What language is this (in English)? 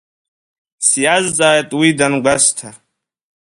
Abkhazian